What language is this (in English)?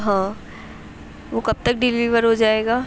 Urdu